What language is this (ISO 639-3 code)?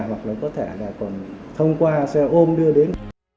vie